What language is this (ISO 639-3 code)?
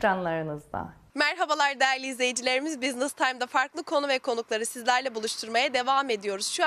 tur